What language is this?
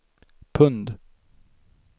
Swedish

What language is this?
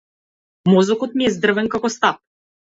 Macedonian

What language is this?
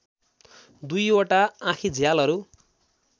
Nepali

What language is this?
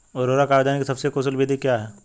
Hindi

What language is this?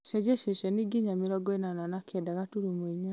Kikuyu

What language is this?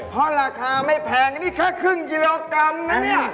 Thai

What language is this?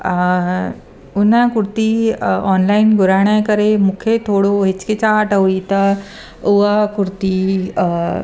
Sindhi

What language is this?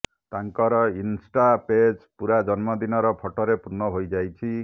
Odia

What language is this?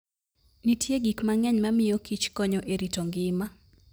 Luo (Kenya and Tanzania)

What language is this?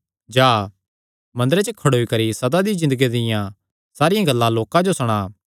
Kangri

